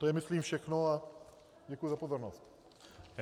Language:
Czech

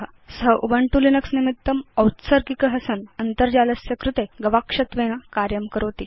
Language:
Sanskrit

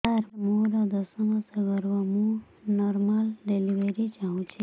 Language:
Odia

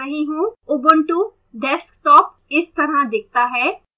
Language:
Hindi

